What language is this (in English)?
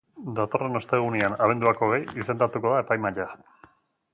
Basque